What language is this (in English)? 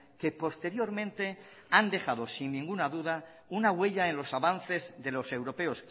Spanish